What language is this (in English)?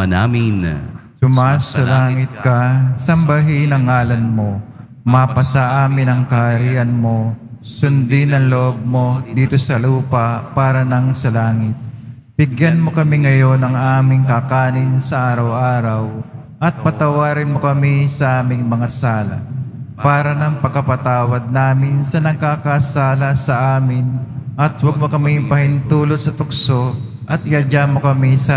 Filipino